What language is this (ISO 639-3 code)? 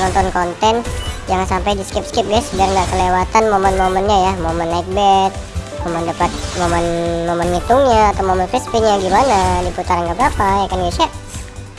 ind